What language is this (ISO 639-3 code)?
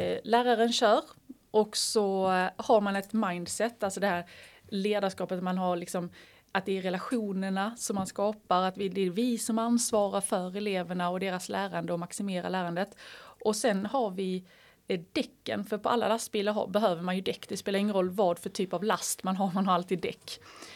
swe